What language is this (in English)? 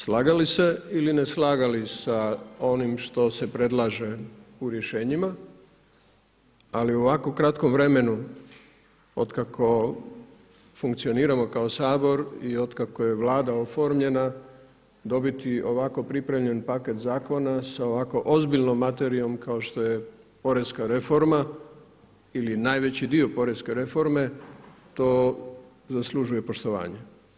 Croatian